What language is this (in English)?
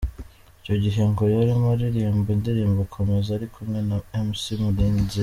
Kinyarwanda